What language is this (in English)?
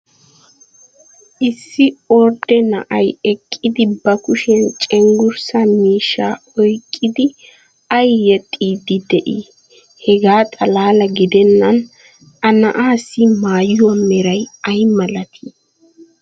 Wolaytta